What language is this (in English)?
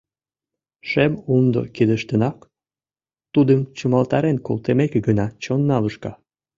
Mari